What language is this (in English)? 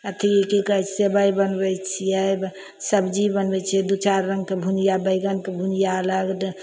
Maithili